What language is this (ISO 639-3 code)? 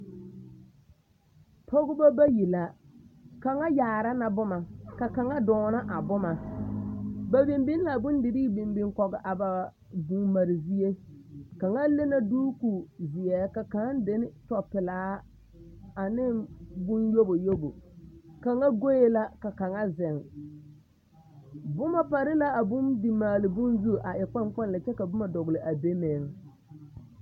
dga